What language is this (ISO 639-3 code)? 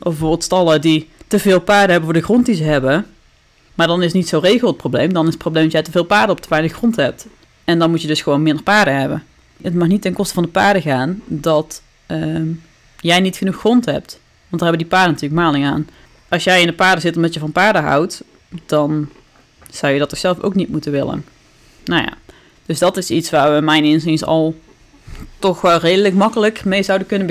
nld